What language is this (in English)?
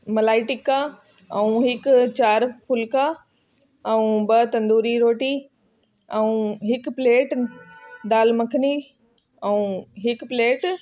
Sindhi